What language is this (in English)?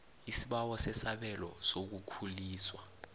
South Ndebele